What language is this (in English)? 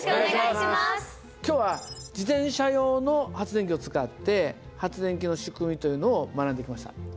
Japanese